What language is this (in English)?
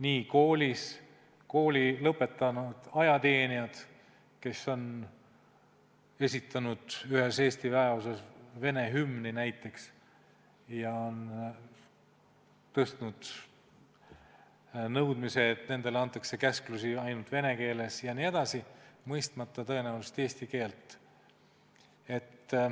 Estonian